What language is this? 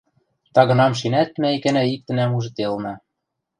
Western Mari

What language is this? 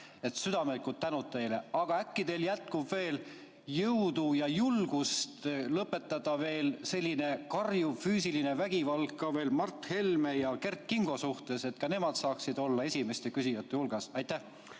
Estonian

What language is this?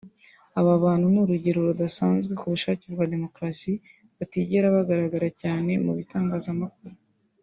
Kinyarwanda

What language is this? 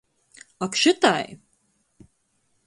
Latgalian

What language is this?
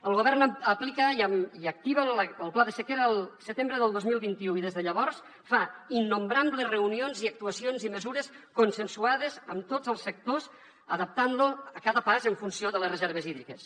Catalan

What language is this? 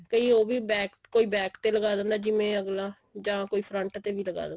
Punjabi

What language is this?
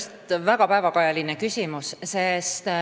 Estonian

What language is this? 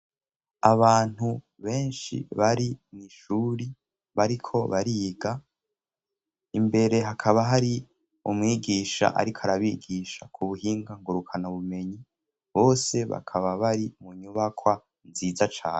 Rundi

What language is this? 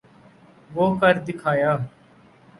Urdu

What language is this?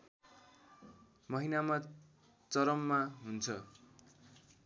Nepali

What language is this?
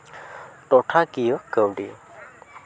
Santali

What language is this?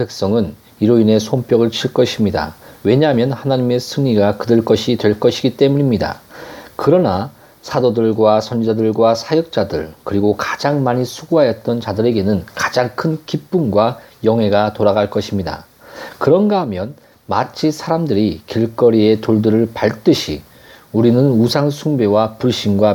Korean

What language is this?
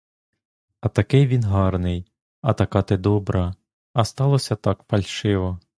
Ukrainian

